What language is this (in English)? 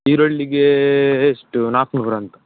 Kannada